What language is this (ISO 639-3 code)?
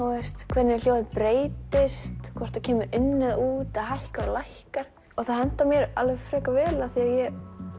isl